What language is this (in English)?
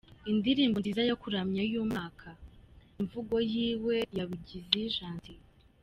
Kinyarwanda